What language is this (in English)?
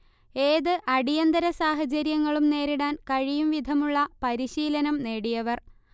Malayalam